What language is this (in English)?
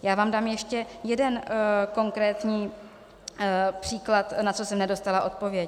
Czech